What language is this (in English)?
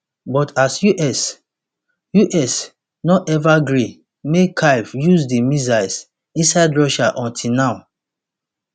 Nigerian Pidgin